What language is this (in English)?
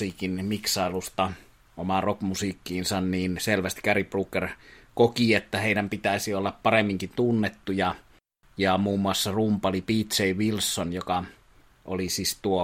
Finnish